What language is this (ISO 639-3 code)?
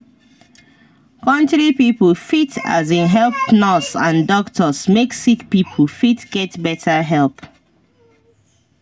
pcm